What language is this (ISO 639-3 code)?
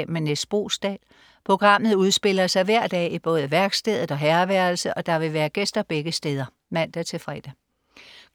dan